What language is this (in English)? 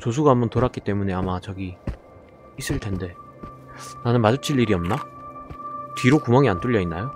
Korean